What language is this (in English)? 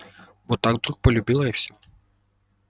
Russian